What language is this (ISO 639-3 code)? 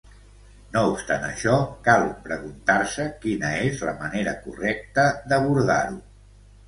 cat